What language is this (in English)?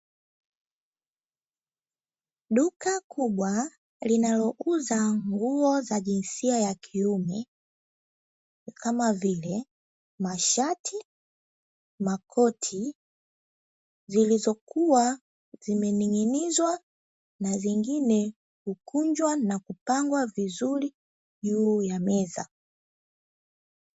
Swahili